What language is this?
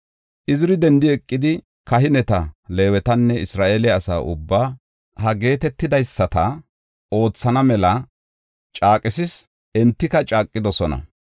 Gofa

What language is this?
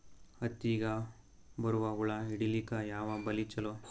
Kannada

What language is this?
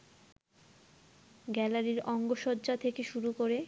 Bangla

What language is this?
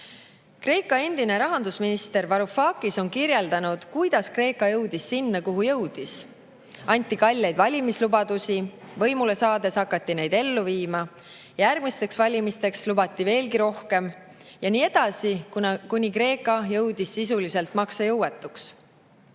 Estonian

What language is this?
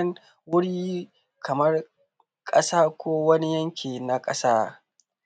Hausa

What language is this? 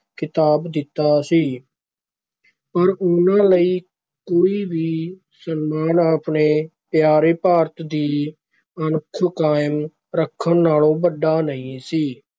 Punjabi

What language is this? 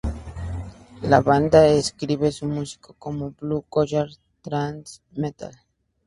Spanish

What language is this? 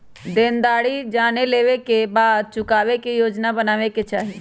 Magahi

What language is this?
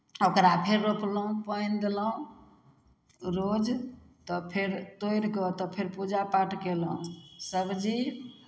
Maithili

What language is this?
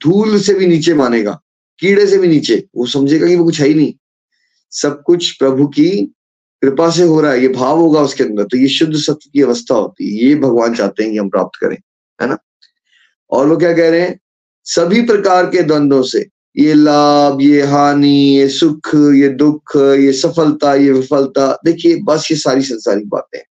Hindi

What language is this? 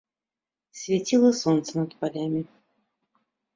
Belarusian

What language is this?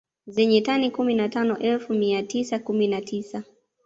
Swahili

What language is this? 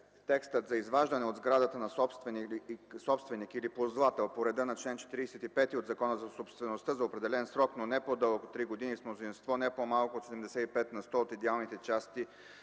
Bulgarian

